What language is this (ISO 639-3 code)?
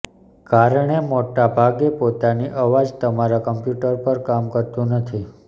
guj